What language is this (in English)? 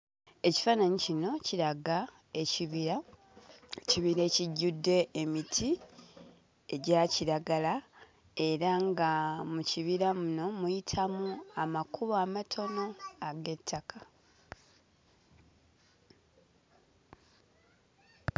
Ganda